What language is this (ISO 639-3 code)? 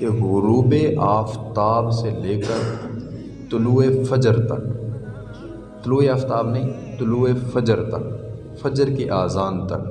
urd